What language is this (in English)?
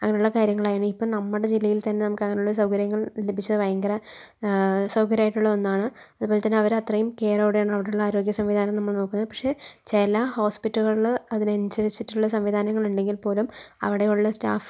Malayalam